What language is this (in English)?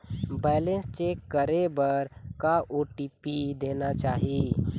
Chhattisgarhi